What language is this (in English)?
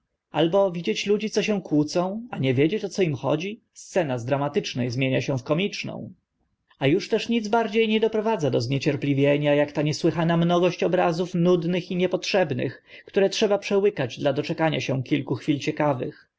Polish